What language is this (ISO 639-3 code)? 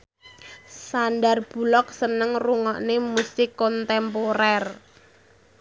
jav